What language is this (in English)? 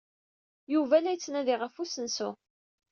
Kabyle